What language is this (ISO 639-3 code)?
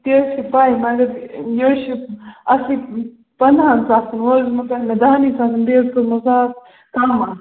kas